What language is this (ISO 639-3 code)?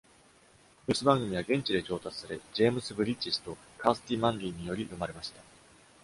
jpn